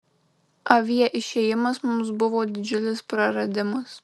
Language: Lithuanian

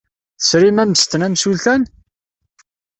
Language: Kabyle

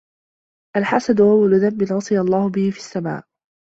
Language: Arabic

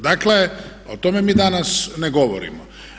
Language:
Croatian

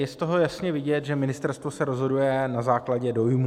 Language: Czech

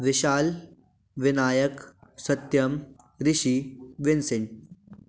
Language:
Hindi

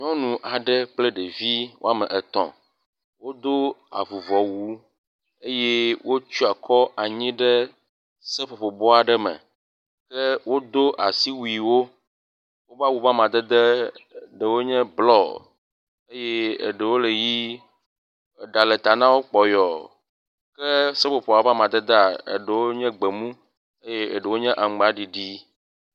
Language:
Ewe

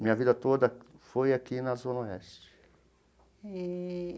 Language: Portuguese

